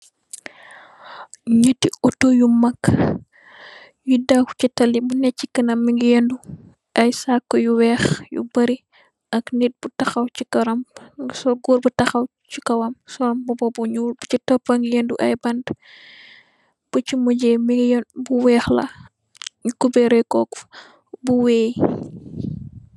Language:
Wolof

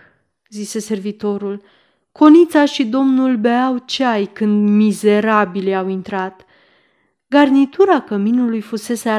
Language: Romanian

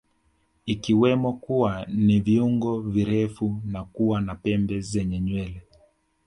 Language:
Swahili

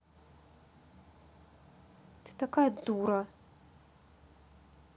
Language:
Russian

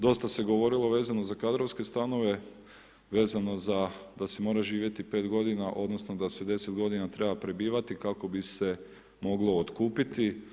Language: Croatian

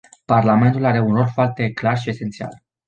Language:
Romanian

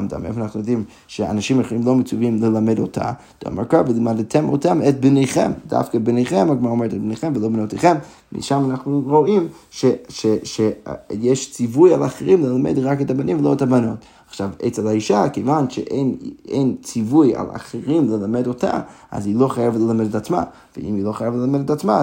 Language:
Hebrew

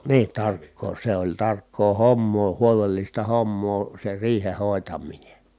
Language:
Finnish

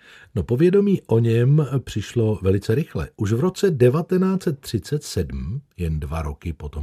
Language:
Czech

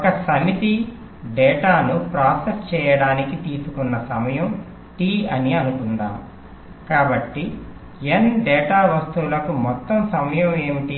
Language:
Telugu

